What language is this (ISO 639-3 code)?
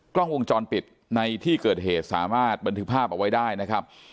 tha